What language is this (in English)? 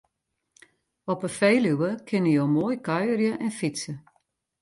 Western Frisian